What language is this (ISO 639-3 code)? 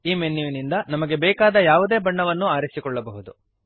kan